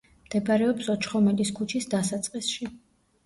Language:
Georgian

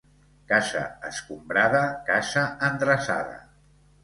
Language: Catalan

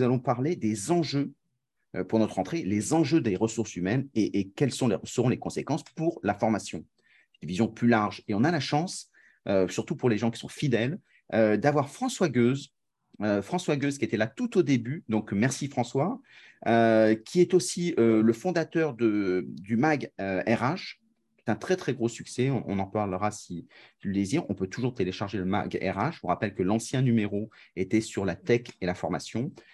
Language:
French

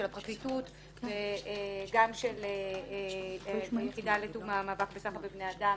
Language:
Hebrew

